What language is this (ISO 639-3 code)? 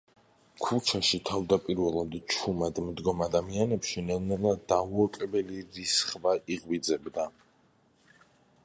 kat